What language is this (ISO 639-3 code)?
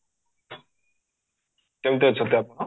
ori